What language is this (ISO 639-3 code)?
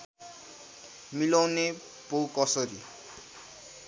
nep